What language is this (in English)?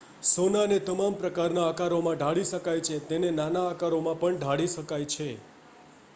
Gujarati